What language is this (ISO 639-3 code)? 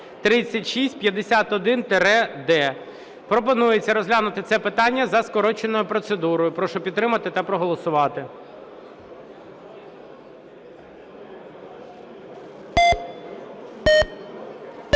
ukr